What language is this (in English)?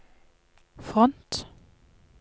Norwegian